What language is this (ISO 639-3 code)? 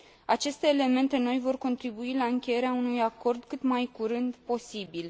ron